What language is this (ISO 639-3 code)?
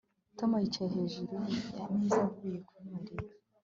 kin